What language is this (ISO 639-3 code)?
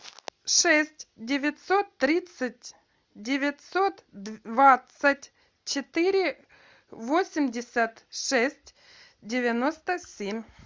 rus